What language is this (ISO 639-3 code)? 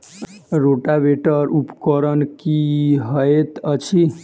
mai